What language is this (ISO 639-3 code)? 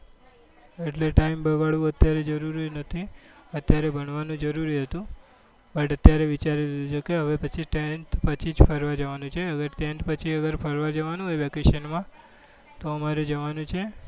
guj